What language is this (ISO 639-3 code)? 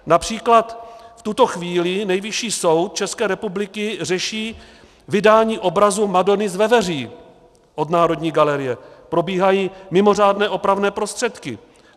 ces